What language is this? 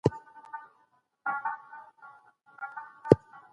Pashto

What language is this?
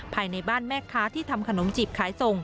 Thai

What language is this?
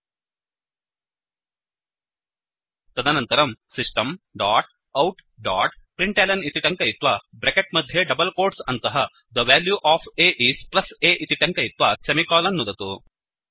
Sanskrit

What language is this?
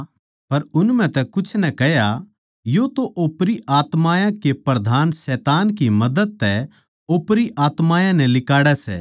Haryanvi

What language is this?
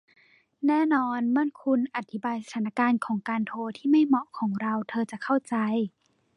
Thai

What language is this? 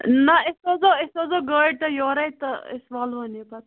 Kashmiri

